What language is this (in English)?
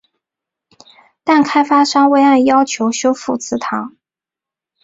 Chinese